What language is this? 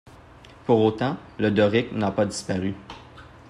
French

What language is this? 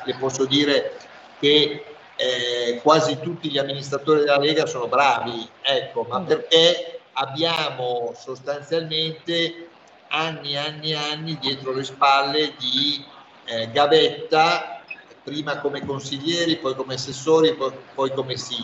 Italian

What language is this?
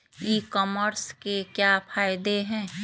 Magahi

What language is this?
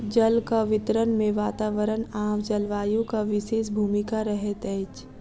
Maithili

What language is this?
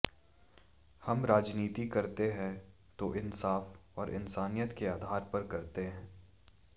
Hindi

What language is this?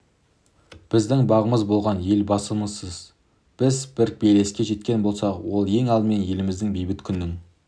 Kazakh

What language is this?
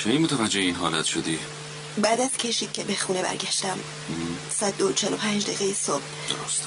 Persian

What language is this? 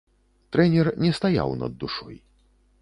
Belarusian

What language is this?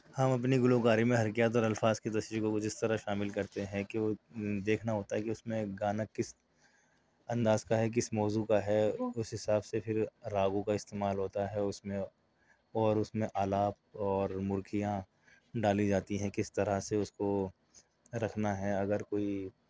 Urdu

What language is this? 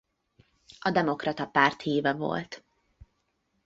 Hungarian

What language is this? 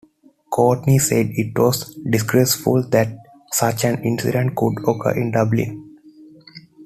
English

